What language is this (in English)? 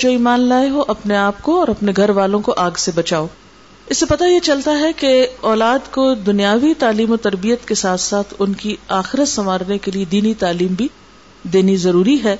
Urdu